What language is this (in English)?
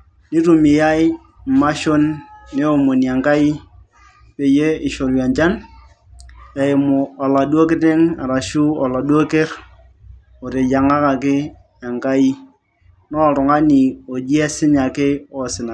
Masai